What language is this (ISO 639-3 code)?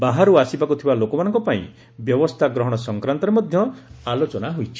ori